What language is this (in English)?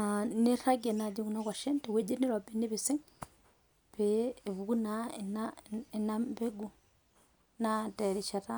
Masai